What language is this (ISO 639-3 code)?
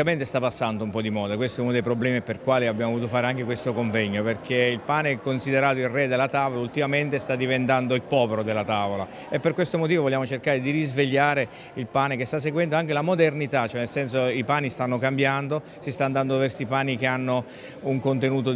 ita